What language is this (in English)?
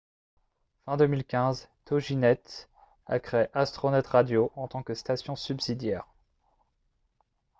French